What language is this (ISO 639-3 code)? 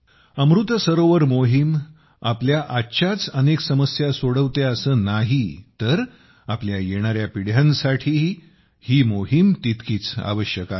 mar